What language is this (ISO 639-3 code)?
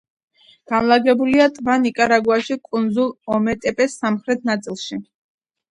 kat